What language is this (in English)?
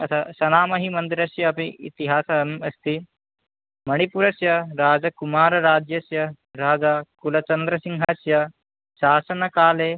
Sanskrit